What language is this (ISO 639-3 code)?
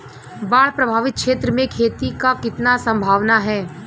bho